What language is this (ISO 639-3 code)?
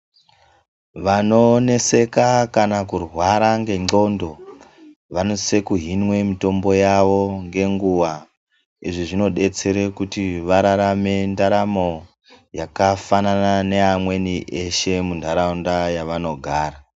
ndc